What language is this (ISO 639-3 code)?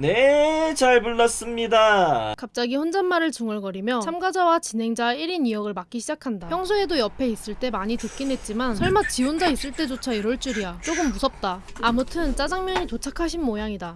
kor